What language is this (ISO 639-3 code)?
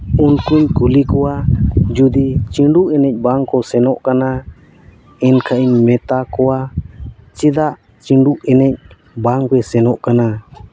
sat